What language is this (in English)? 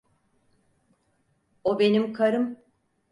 Turkish